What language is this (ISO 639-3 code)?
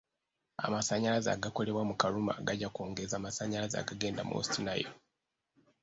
lug